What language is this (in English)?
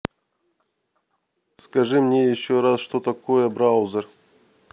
Russian